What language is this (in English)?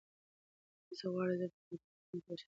Pashto